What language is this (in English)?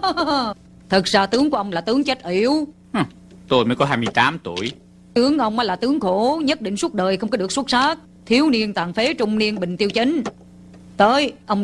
Vietnamese